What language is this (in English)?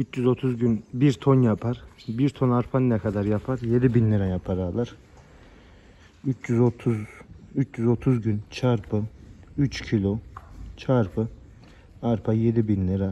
Turkish